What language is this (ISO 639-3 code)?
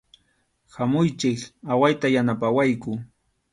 qxu